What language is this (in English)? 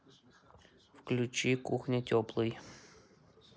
Russian